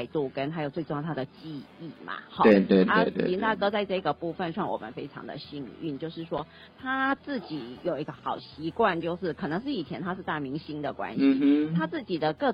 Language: Chinese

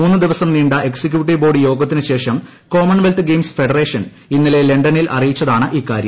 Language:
Malayalam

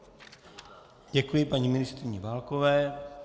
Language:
Czech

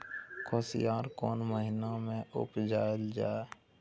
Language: Maithili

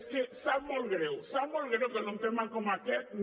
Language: Catalan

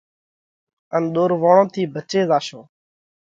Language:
Parkari Koli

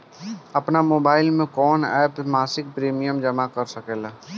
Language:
Bhojpuri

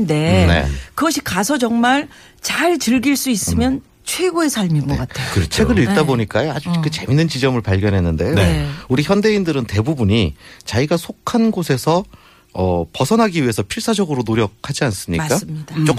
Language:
Korean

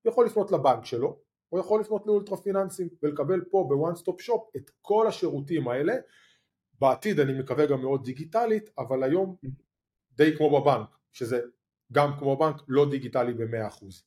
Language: Hebrew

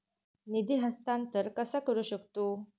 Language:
Marathi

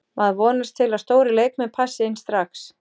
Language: Icelandic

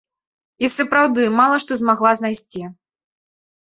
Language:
Belarusian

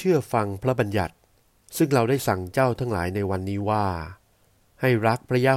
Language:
Thai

